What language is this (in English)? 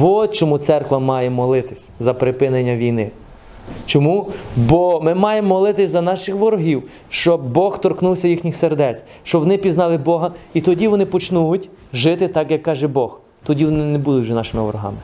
Ukrainian